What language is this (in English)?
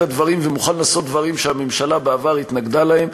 Hebrew